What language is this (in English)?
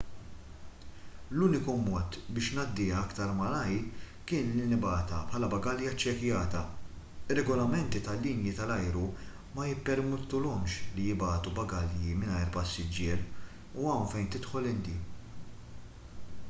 Maltese